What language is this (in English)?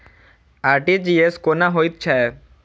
Maithili